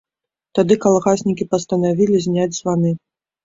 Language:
Belarusian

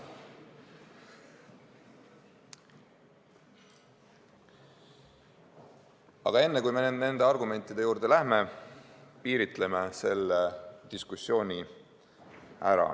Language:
Estonian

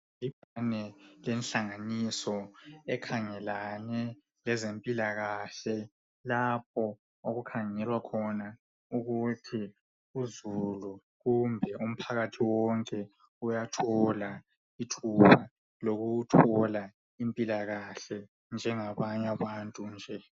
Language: North Ndebele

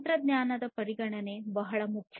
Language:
Kannada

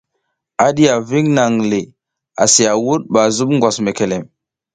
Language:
South Giziga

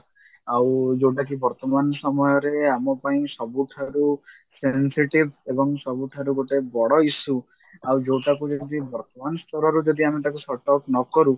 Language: Odia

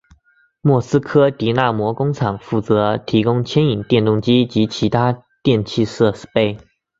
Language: Chinese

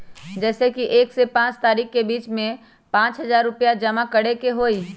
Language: Magahi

